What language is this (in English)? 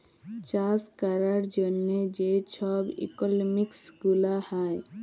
Bangla